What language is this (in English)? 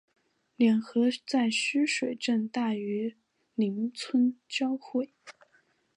Chinese